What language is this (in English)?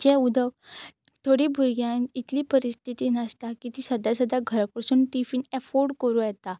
Konkani